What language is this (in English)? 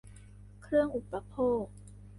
Thai